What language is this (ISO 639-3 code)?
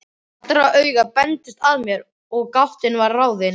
isl